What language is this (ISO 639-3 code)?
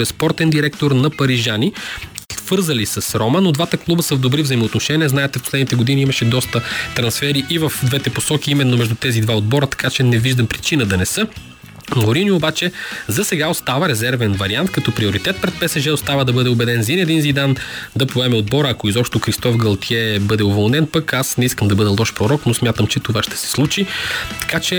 bul